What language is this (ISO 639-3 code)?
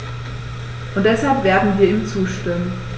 deu